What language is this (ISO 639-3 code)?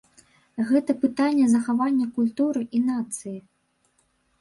bel